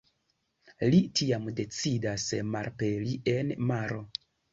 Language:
Esperanto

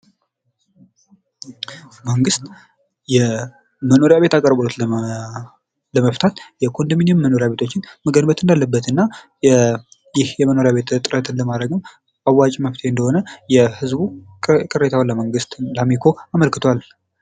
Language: Amharic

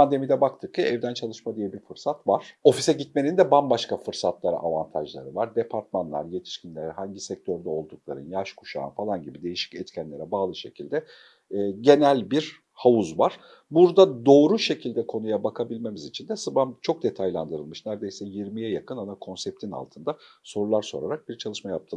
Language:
Turkish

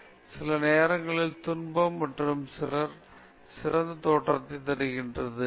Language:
Tamil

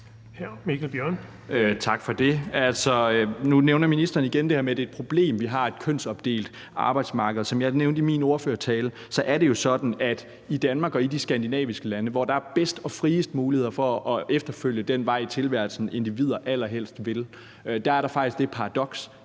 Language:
Danish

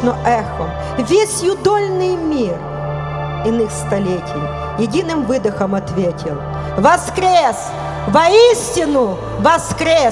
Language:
Russian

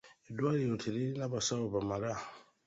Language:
Ganda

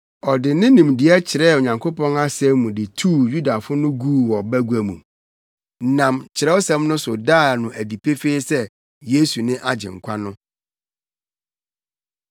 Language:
Akan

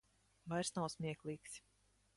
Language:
Latvian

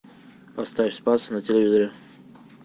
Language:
Russian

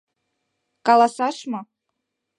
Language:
Mari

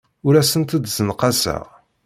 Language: Kabyle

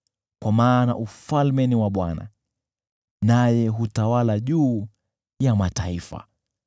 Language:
Swahili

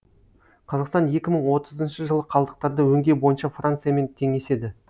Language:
Kazakh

